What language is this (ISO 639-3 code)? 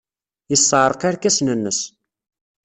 kab